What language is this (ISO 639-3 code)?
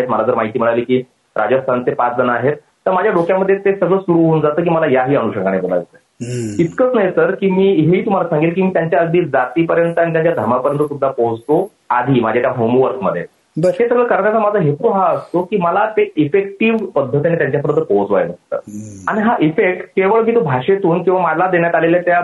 mar